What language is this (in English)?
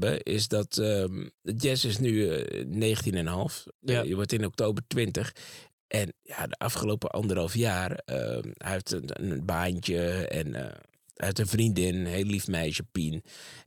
Dutch